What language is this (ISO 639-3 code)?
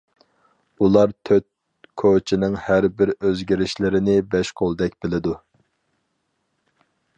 uig